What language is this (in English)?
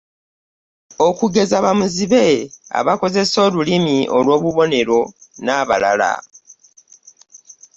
Ganda